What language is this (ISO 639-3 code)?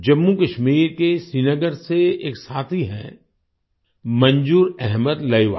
hin